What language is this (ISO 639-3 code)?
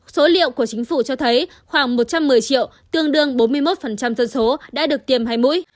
vie